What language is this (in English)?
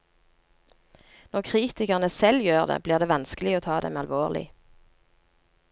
Norwegian